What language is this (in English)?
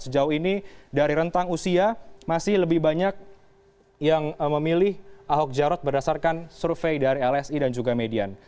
Indonesian